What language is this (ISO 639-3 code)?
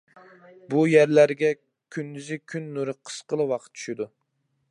uig